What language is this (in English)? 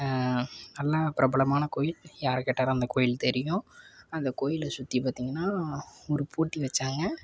Tamil